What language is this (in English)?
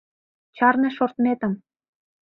Mari